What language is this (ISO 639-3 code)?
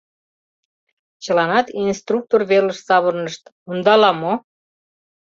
chm